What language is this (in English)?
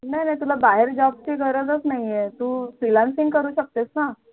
Marathi